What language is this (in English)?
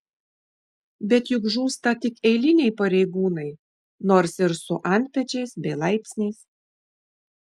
Lithuanian